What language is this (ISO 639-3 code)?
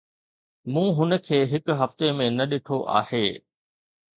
snd